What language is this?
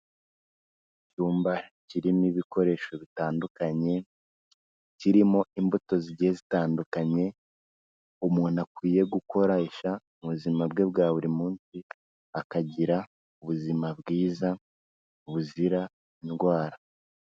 Kinyarwanda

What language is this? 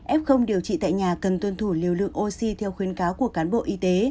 Vietnamese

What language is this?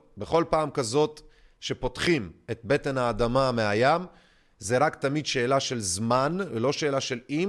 Hebrew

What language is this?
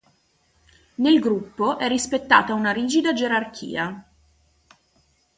Italian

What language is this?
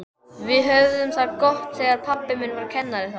Icelandic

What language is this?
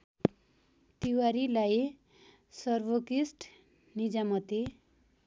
Nepali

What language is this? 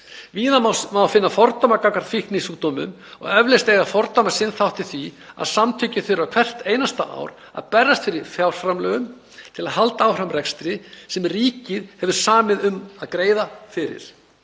Icelandic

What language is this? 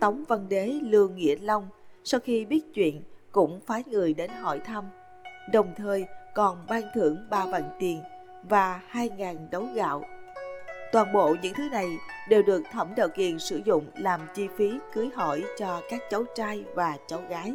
Vietnamese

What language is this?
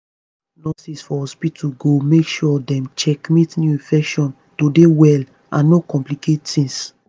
Nigerian Pidgin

